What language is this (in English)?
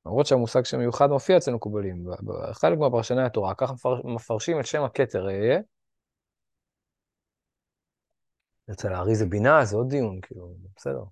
Hebrew